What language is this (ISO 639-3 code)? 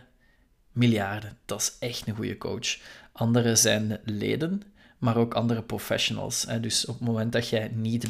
nld